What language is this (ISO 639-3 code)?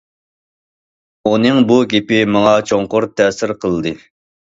uig